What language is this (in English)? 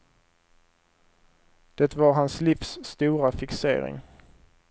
Swedish